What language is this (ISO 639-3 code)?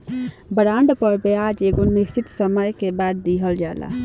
bho